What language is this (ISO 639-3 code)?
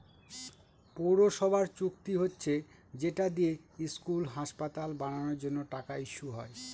ben